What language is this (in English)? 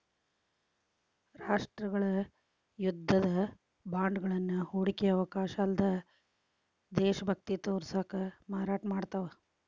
Kannada